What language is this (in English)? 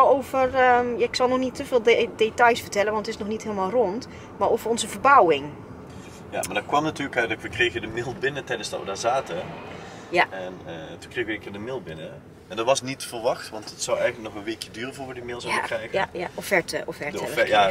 Dutch